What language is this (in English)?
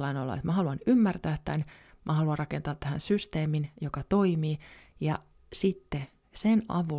Finnish